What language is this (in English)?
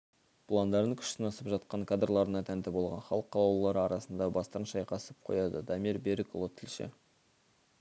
Kazakh